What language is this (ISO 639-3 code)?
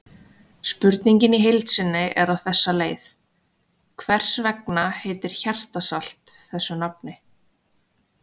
isl